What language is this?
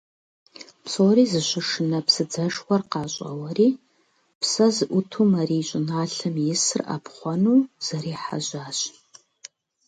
Kabardian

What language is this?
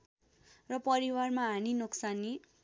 Nepali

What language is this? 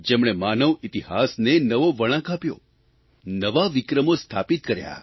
Gujarati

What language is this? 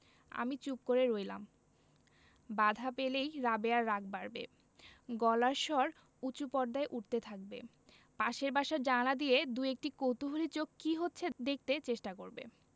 Bangla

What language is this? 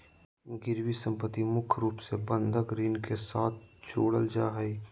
Magahi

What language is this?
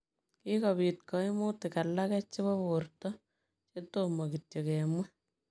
Kalenjin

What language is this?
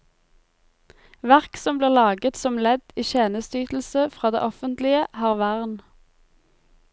Norwegian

